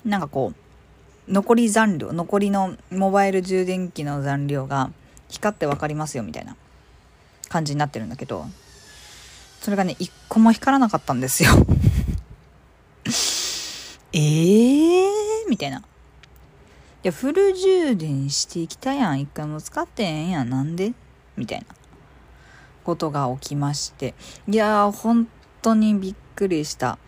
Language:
Japanese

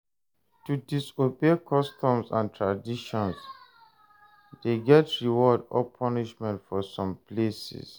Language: Nigerian Pidgin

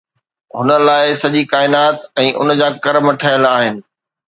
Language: Sindhi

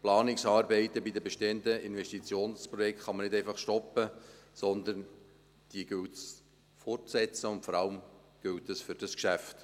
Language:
Swiss German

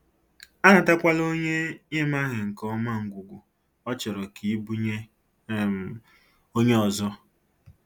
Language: Igbo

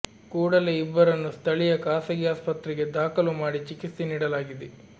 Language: Kannada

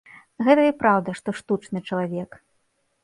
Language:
Belarusian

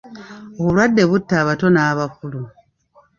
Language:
Ganda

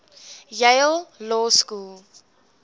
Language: English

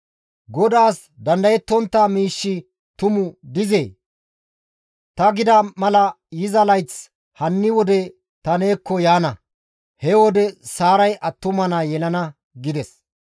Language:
Gamo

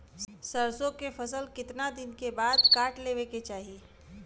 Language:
Bhojpuri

